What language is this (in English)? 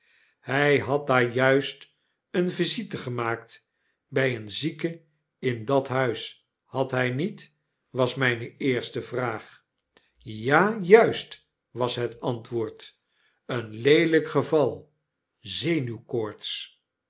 Dutch